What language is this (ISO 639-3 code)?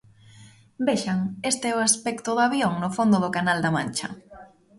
glg